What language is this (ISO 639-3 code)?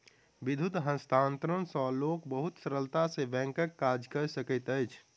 mai